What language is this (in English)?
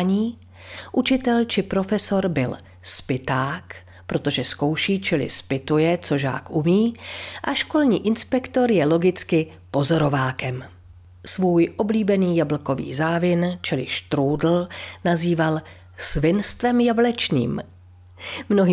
Czech